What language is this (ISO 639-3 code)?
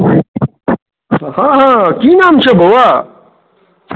mai